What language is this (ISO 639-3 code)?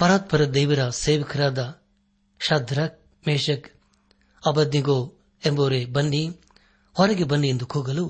kan